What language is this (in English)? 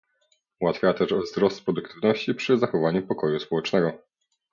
Polish